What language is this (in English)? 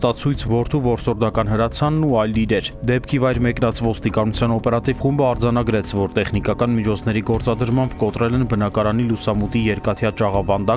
Dutch